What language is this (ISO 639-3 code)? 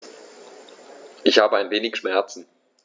deu